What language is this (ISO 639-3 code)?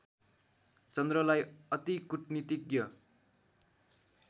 nep